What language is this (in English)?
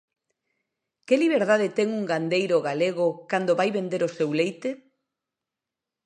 Galician